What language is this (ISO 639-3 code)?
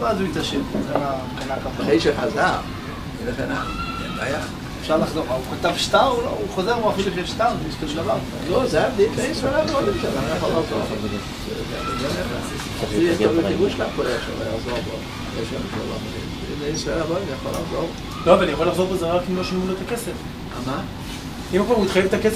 heb